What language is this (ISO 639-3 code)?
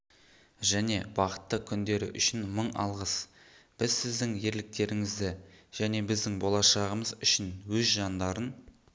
kaz